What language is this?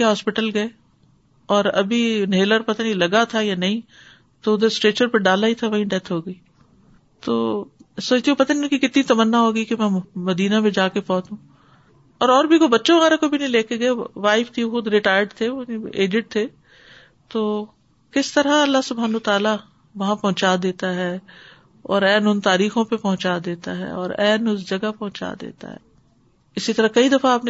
Urdu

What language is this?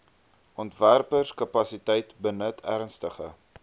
Afrikaans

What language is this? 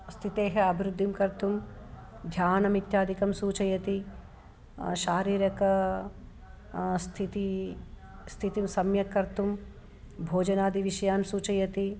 Sanskrit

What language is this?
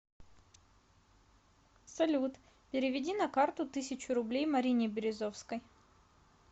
Russian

